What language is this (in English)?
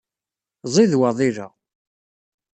Kabyle